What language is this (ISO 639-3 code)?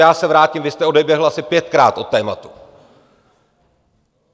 ces